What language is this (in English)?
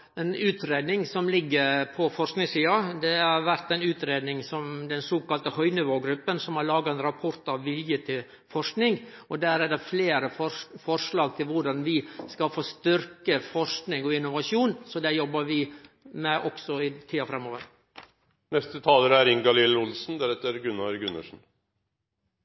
Norwegian